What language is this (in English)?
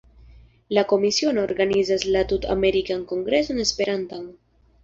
Esperanto